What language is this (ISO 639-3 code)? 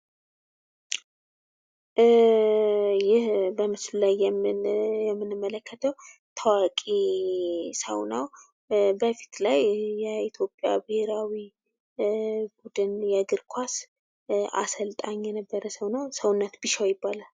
amh